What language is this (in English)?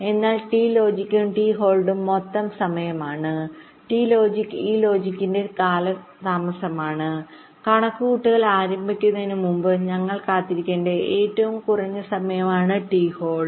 Malayalam